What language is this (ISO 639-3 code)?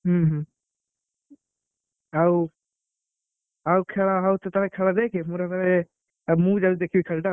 ori